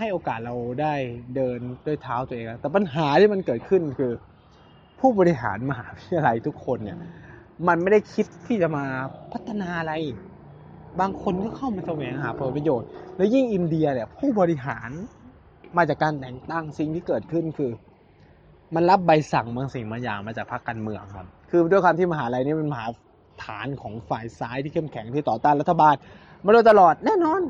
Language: Thai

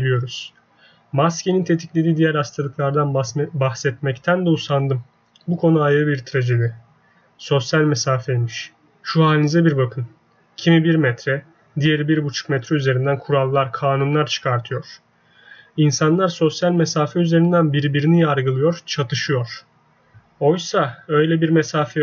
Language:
Turkish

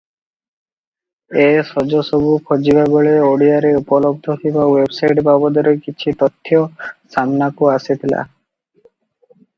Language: Odia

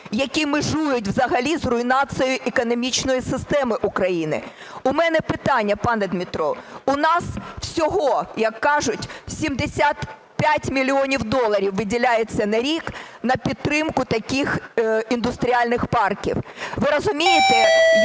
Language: Ukrainian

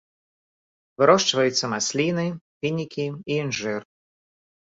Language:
Belarusian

